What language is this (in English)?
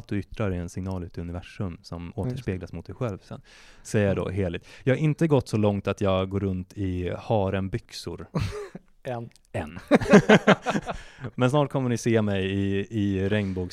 Swedish